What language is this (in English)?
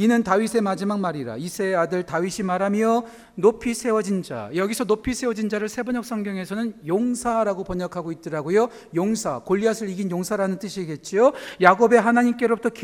Korean